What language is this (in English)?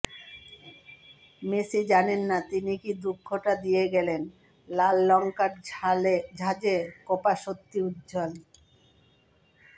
Bangla